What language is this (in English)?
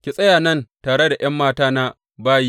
Hausa